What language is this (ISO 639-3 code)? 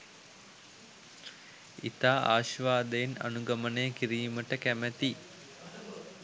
sin